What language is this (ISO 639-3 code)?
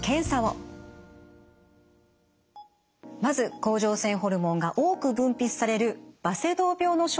jpn